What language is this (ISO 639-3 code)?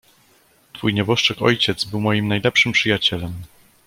pol